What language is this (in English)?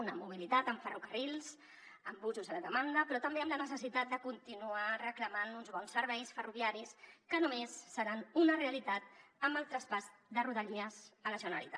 Catalan